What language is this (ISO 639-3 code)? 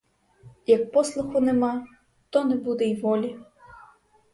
ukr